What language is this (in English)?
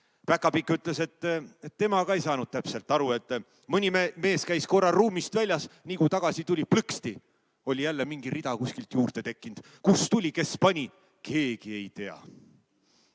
Estonian